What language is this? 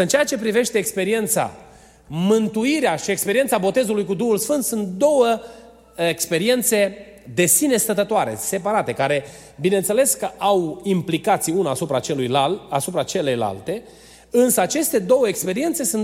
Romanian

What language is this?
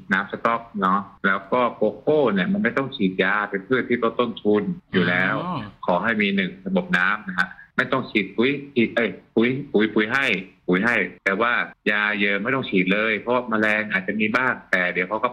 Thai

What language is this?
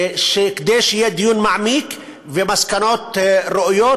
Hebrew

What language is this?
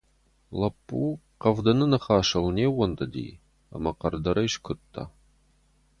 Ossetic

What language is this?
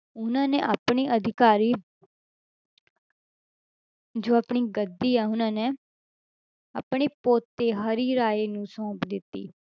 Punjabi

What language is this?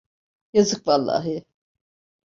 Turkish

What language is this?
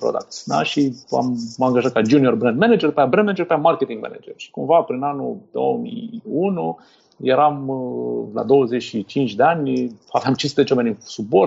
Romanian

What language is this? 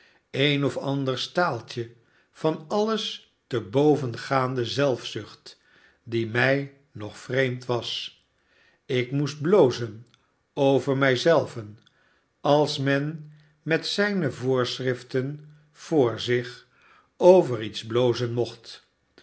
Dutch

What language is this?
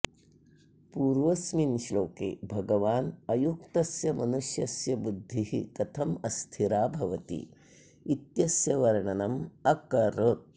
Sanskrit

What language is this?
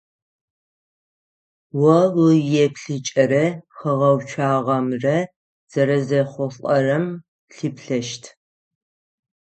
Adyghe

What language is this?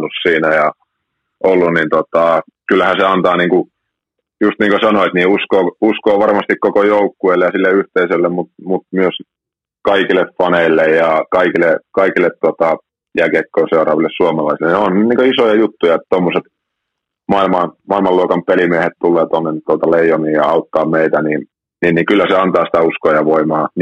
Finnish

